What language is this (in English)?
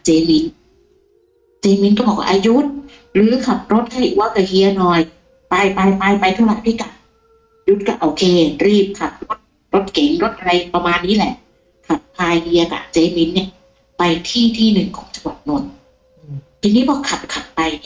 Thai